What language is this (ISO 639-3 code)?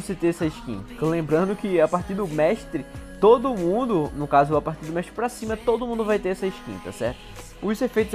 por